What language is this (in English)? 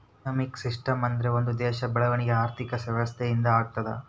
Kannada